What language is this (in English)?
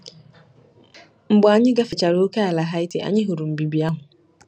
Igbo